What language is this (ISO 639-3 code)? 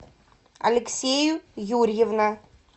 rus